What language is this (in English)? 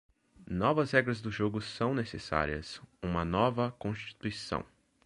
Portuguese